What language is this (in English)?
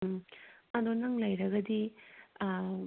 Manipuri